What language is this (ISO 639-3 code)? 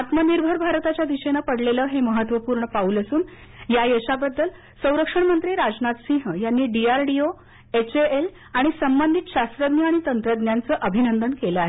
mar